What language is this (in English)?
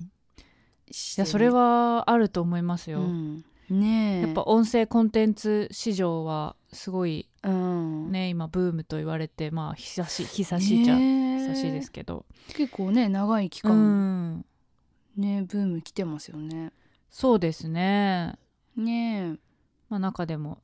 Japanese